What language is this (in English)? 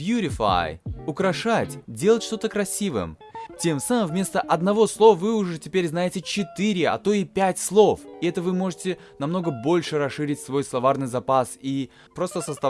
Russian